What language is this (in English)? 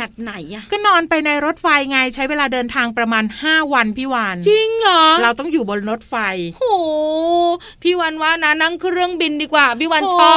Thai